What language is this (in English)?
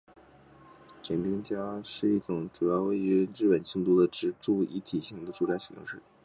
Chinese